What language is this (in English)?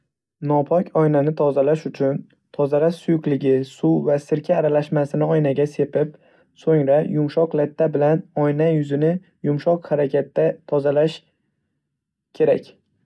Uzbek